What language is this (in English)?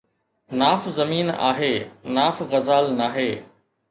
Sindhi